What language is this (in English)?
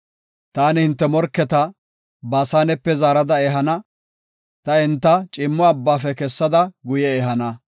Gofa